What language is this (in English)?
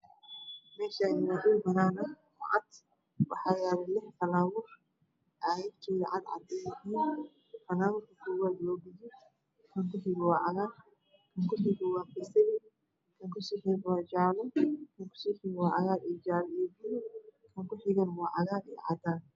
Somali